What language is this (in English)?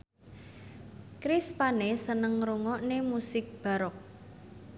Javanese